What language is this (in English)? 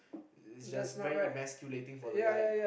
English